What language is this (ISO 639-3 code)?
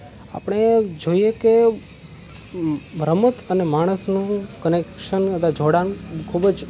guj